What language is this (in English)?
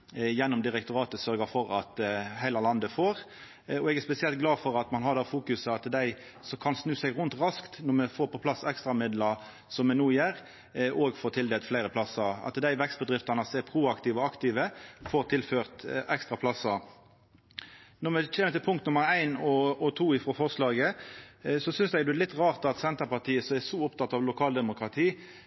Norwegian Nynorsk